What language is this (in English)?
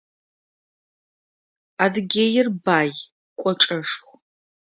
Adyghe